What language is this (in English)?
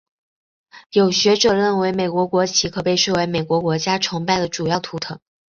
Chinese